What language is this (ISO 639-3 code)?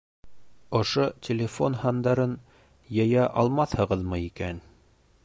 bak